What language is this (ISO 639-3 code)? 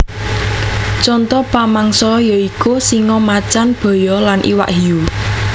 jav